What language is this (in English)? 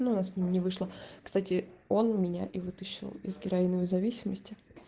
Russian